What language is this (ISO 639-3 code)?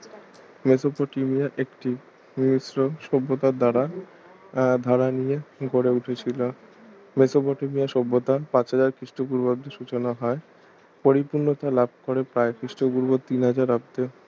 ben